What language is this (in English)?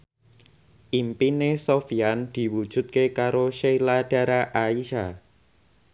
Javanese